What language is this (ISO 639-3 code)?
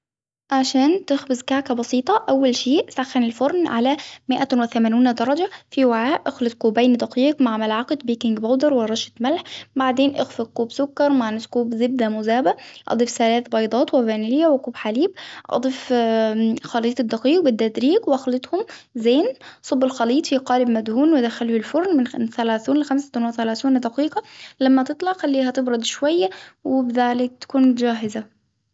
acw